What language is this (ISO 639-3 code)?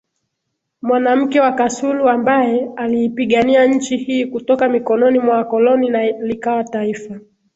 swa